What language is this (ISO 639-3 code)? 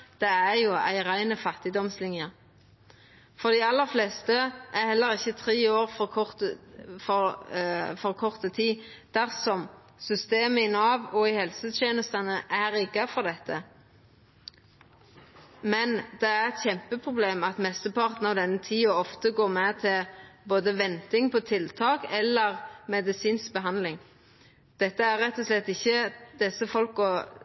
nno